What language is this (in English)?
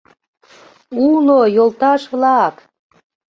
Mari